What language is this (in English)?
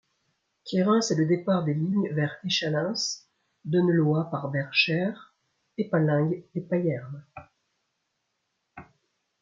French